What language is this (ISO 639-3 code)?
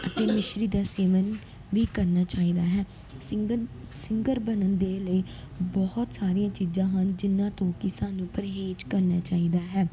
pan